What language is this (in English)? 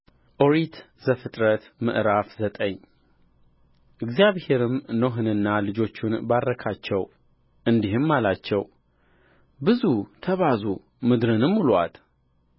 Amharic